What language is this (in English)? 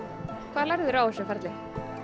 Icelandic